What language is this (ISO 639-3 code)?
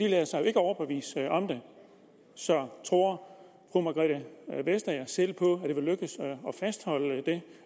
dan